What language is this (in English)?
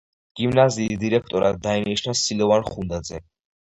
Georgian